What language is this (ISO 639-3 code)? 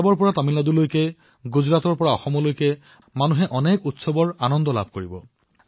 asm